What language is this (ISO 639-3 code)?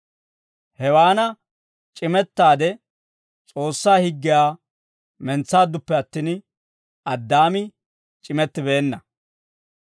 dwr